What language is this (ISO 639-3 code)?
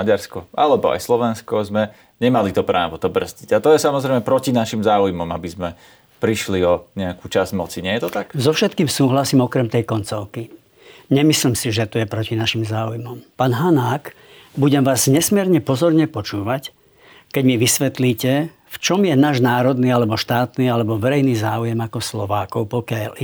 slk